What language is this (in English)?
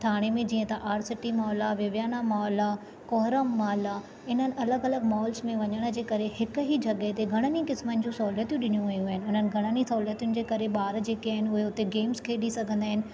Sindhi